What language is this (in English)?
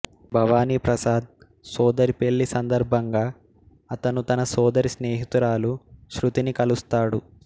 Telugu